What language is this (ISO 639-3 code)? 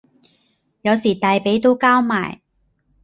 yue